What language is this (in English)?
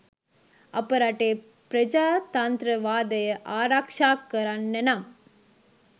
Sinhala